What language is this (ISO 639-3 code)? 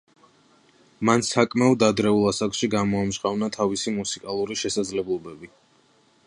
kat